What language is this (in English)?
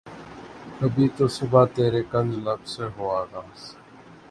Urdu